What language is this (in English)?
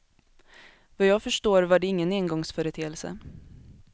Swedish